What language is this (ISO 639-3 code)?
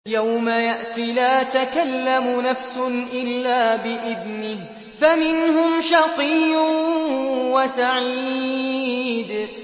ara